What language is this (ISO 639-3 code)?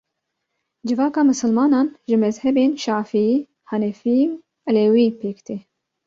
kur